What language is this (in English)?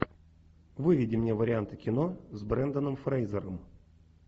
Russian